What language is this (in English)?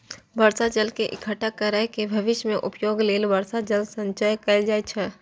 Maithili